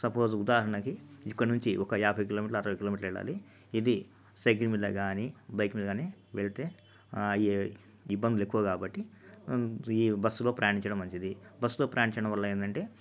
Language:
Telugu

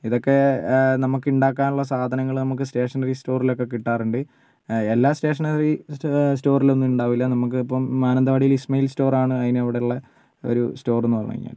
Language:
Malayalam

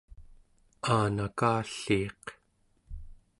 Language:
Central Yupik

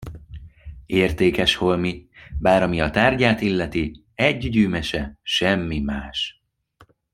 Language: Hungarian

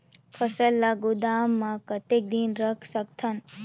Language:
Chhattisgarhi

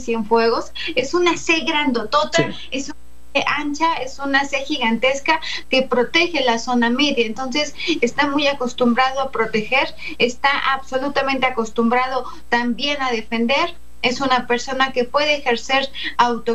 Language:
Spanish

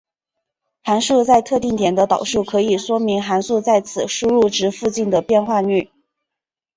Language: Chinese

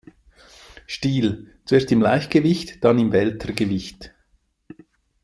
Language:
German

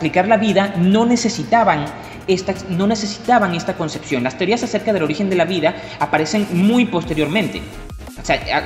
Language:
Spanish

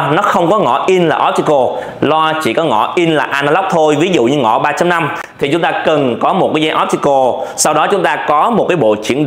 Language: Vietnamese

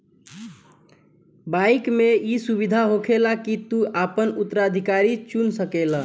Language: Bhojpuri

